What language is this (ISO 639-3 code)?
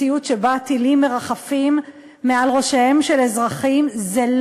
heb